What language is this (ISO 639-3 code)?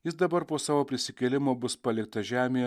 lit